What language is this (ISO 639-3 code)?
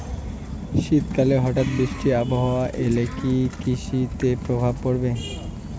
ben